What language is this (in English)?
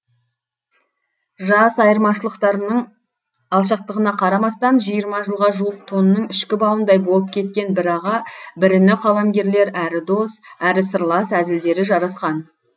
Kazakh